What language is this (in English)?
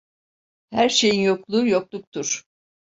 Turkish